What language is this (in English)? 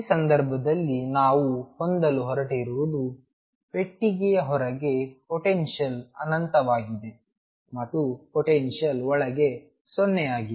Kannada